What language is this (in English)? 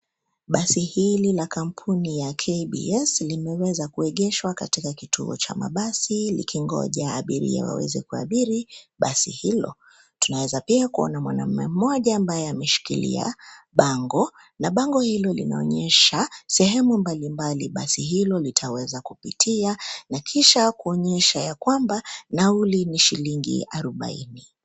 Swahili